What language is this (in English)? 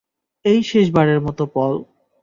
Bangla